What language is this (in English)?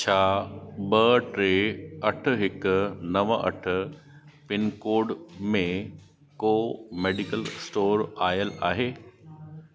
Sindhi